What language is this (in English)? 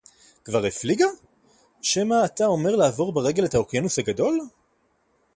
Hebrew